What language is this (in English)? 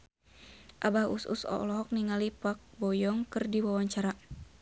Sundanese